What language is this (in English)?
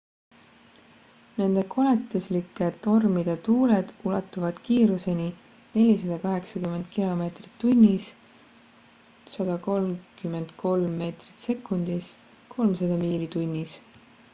Estonian